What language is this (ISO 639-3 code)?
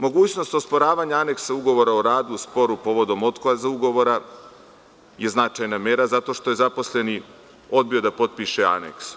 srp